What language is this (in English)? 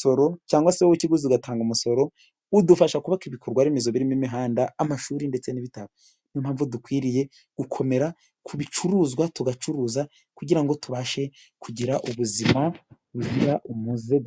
Kinyarwanda